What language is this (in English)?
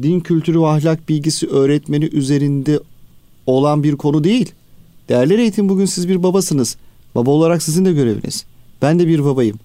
Turkish